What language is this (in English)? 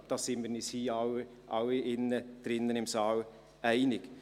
Swiss German